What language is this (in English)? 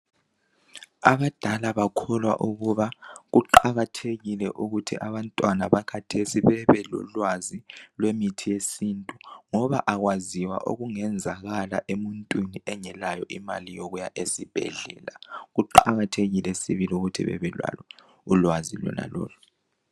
North Ndebele